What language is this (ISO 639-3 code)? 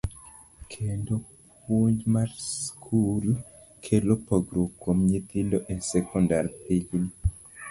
luo